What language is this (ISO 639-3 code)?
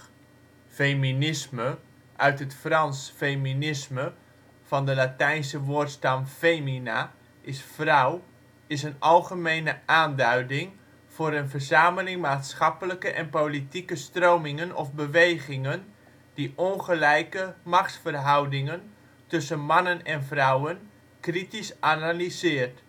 nld